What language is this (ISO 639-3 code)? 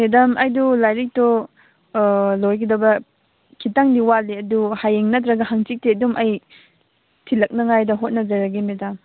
mni